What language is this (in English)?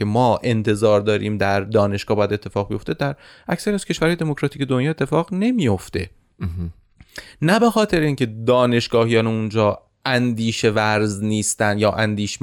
Persian